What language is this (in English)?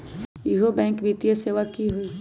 Magahi